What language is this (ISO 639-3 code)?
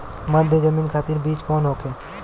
bho